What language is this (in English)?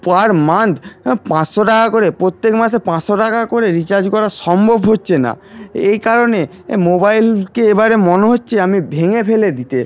Bangla